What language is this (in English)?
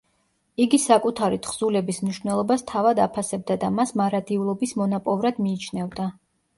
Georgian